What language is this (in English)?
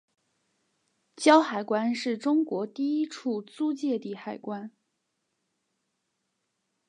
Chinese